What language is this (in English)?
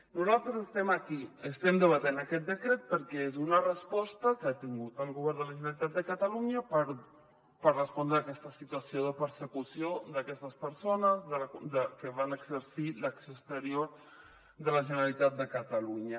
Catalan